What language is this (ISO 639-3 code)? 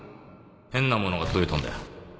jpn